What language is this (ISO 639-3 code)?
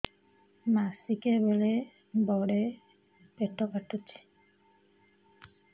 ori